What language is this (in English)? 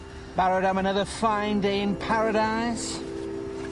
Welsh